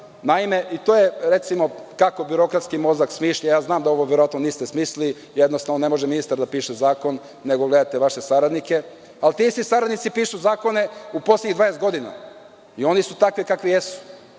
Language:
Serbian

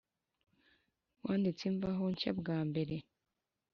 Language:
Kinyarwanda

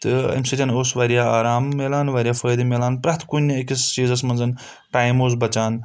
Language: Kashmiri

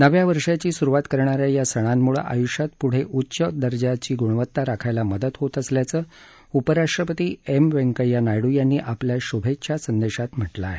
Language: Marathi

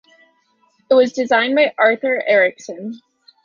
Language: English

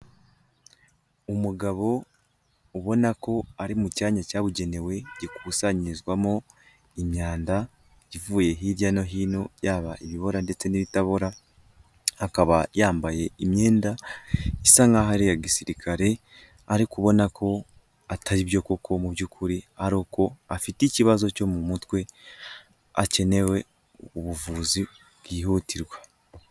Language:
Kinyarwanda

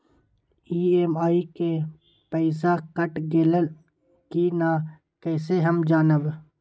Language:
Magahi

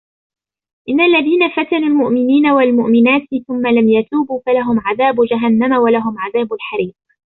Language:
Arabic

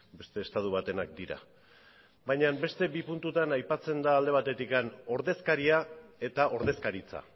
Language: Basque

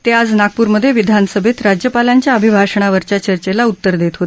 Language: Marathi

